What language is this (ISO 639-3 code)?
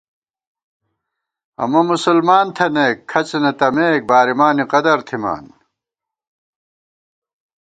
gwt